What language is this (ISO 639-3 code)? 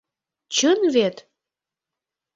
chm